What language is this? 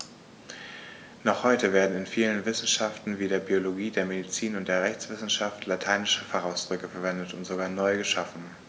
German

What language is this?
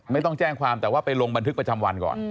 Thai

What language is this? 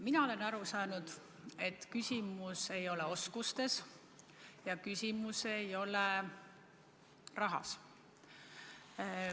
Estonian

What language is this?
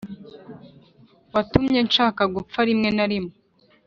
Kinyarwanda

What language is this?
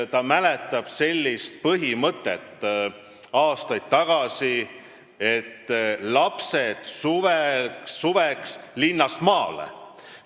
Estonian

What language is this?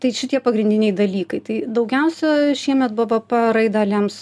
Lithuanian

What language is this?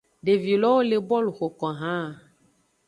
Aja (Benin)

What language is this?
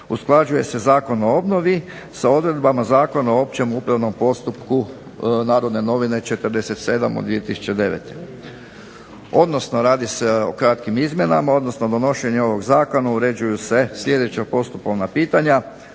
Croatian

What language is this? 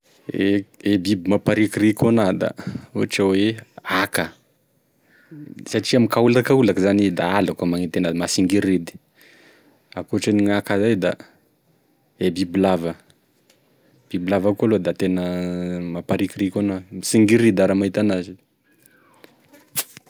Tesaka Malagasy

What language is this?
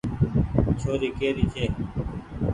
Goaria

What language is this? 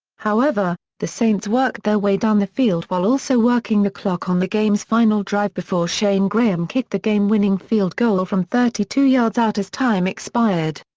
English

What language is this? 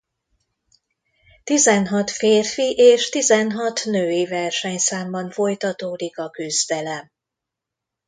Hungarian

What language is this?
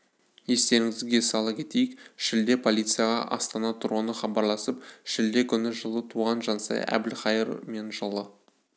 Kazakh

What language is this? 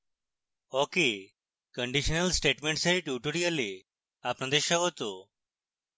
Bangla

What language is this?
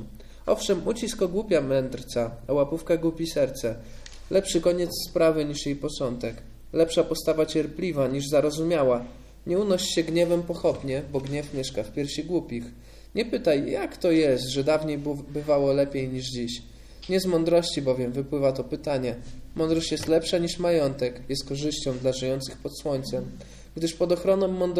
Polish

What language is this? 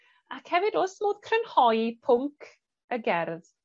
Welsh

